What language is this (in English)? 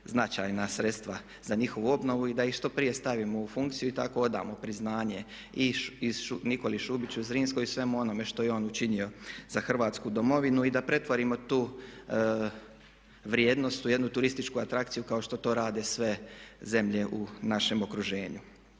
Croatian